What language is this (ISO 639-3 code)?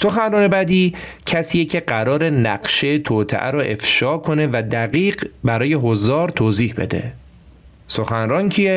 fas